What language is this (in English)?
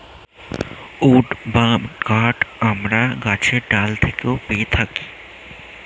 Bangla